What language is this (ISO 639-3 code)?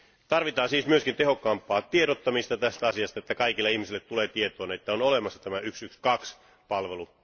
fin